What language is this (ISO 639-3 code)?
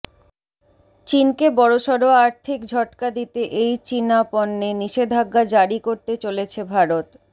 ben